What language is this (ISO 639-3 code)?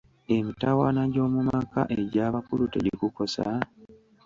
lug